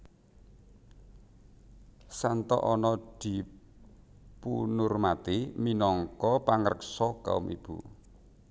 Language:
Javanese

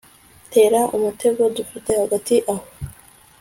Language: Kinyarwanda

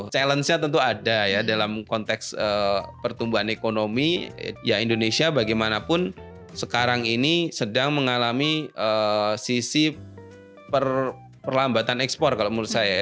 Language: Indonesian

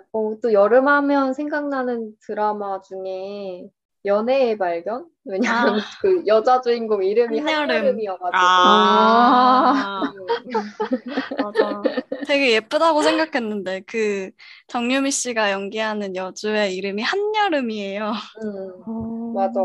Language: Korean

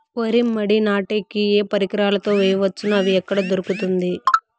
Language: Telugu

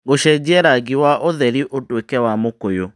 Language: Kikuyu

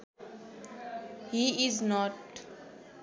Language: Nepali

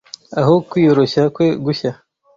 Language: Kinyarwanda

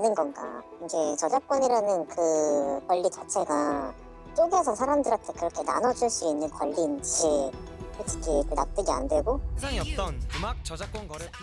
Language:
Korean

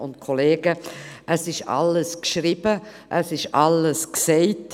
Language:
Swiss German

